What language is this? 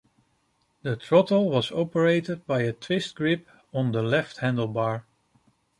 English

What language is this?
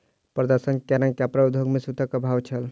Maithili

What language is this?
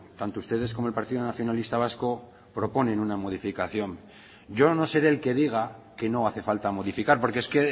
Spanish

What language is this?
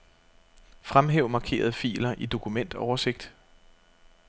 Danish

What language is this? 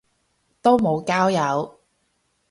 Cantonese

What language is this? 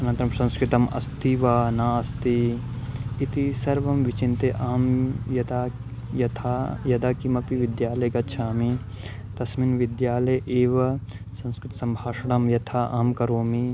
Sanskrit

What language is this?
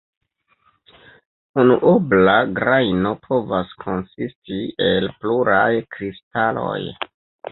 Esperanto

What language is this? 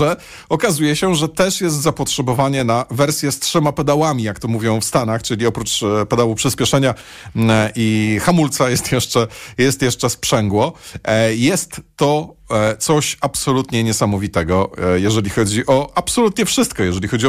Polish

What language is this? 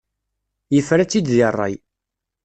Kabyle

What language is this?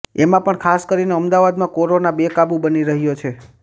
Gujarati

